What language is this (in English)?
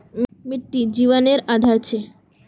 Magahi